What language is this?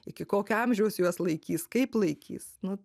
Lithuanian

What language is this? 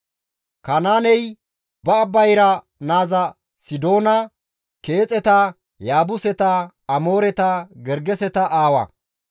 Gamo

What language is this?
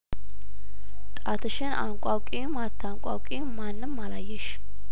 Amharic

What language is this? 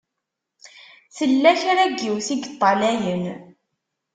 Kabyle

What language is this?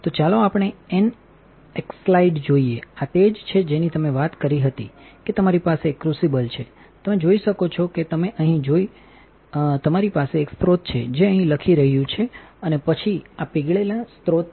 Gujarati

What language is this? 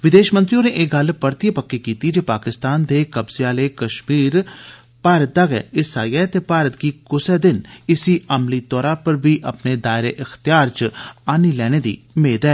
Dogri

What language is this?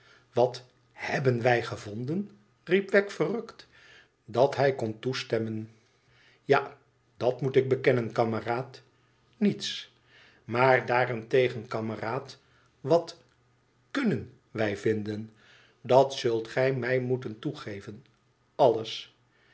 Dutch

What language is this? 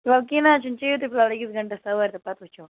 Kashmiri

